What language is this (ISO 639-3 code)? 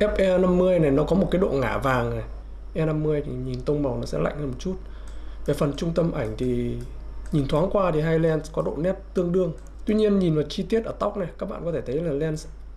vie